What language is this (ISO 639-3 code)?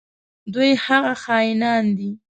pus